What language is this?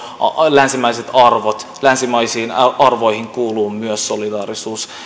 Finnish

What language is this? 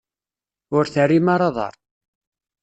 Kabyle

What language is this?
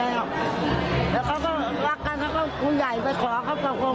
Thai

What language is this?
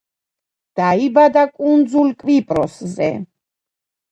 Georgian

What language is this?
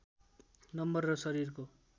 Nepali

